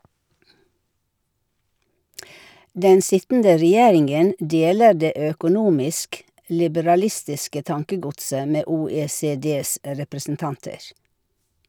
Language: Norwegian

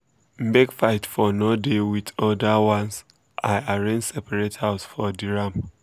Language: Nigerian Pidgin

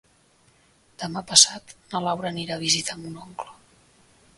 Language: Catalan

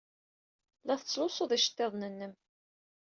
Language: Kabyle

